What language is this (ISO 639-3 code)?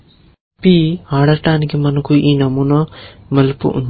tel